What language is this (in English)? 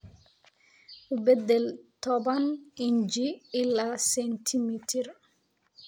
Somali